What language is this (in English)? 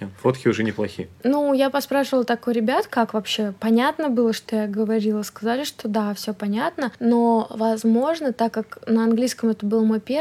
Russian